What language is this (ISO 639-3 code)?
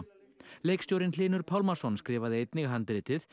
isl